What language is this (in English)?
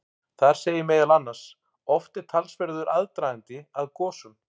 Icelandic